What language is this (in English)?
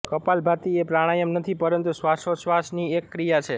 Gujarati